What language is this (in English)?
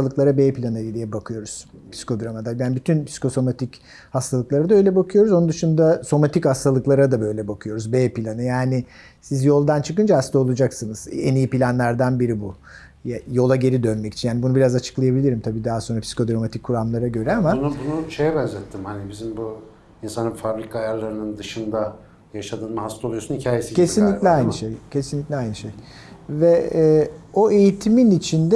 Turkish